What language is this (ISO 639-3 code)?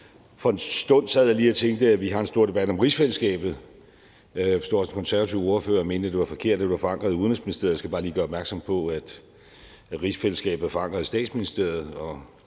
dan